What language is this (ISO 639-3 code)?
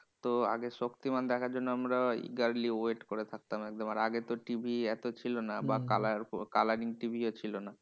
ben